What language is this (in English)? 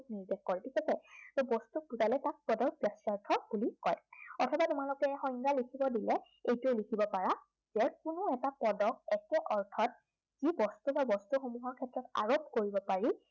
Assamese